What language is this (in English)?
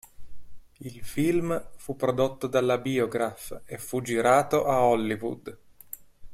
Italian